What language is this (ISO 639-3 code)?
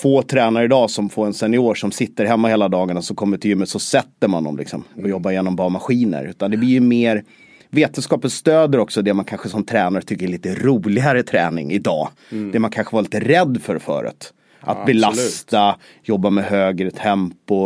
swe